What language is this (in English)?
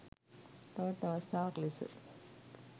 Sinhala